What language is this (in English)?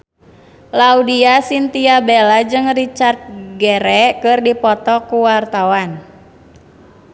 Sundanese